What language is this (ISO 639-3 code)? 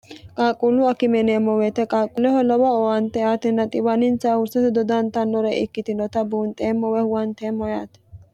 sid